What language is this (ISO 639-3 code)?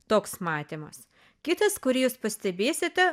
lit